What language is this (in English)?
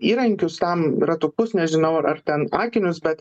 Lithuanian